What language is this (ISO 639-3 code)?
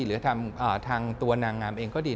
tha